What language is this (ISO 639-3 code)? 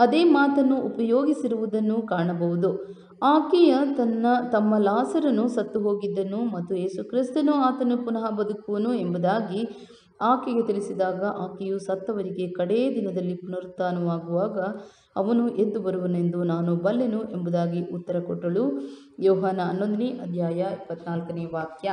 tur